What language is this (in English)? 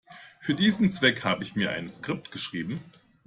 German